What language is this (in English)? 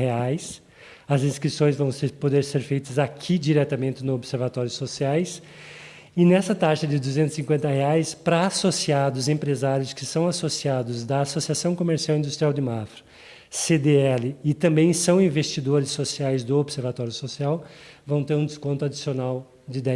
Portuguese